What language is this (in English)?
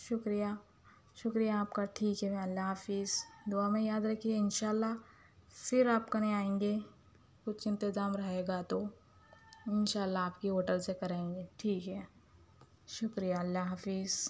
Urdu